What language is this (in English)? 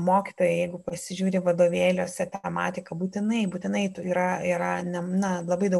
Lithuanian